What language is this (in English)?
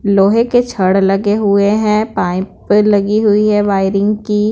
Hindi